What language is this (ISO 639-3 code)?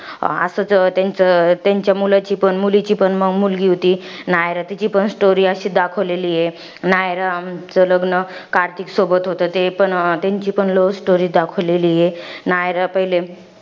mar